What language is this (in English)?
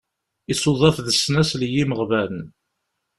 Kabyle